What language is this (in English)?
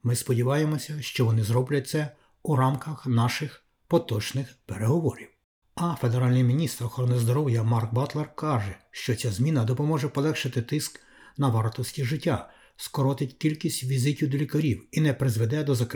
Ukrainian